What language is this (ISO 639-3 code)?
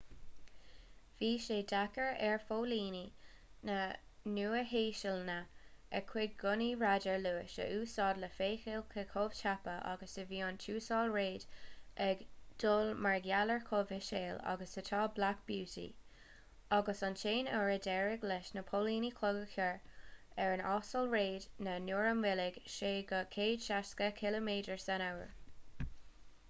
gle